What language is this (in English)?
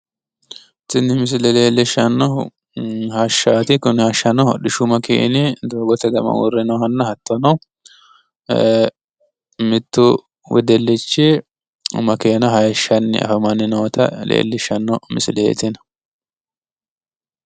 Sidamo